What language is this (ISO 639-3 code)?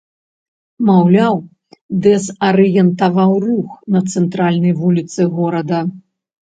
bel